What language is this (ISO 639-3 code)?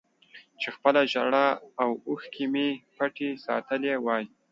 pus